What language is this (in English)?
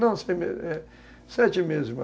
Portuguese